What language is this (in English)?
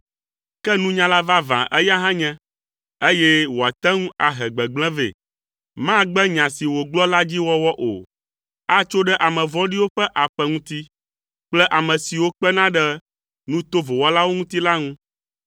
Ewe